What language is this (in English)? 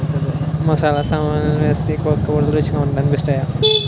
Telugu